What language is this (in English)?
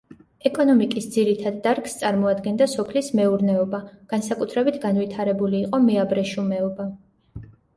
Georgian